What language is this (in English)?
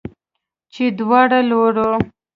Pashto